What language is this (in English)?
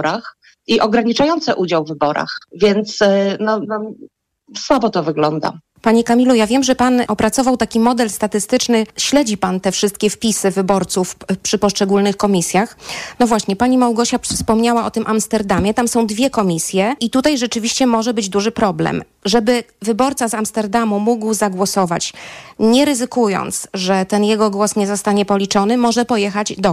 Polish